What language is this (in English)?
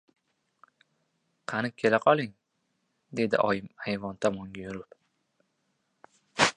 Uzbek